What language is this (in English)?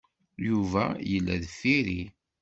Kabyle